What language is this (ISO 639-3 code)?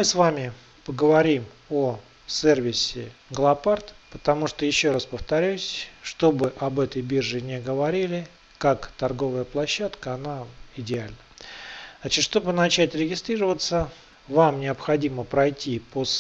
rus